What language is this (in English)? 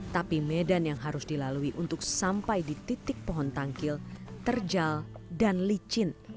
Indonesian